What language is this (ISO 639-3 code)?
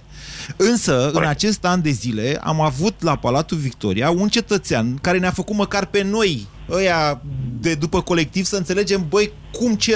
ron